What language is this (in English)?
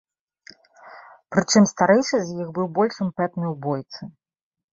Belarusian